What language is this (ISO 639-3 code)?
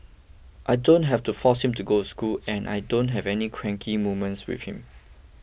eng